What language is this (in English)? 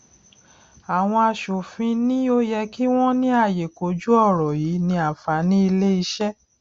Yoruba